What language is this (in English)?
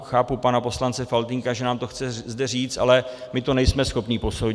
Czech